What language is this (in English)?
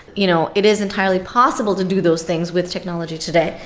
English